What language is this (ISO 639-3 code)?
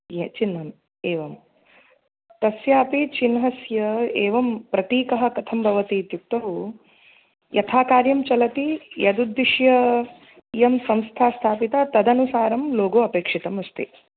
san